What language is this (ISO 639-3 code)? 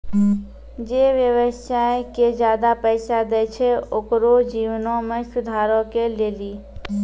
mai